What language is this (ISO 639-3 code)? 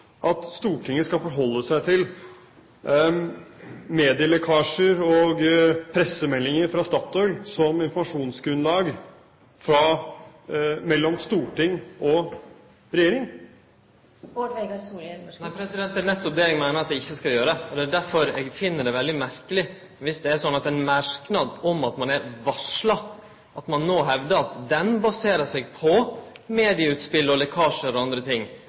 nor